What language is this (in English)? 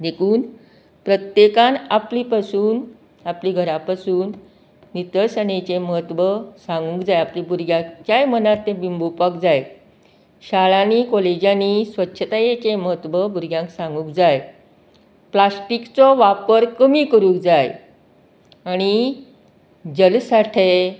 Konkani